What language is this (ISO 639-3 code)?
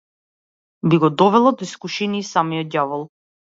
mkd